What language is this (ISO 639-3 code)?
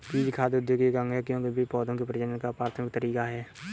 hin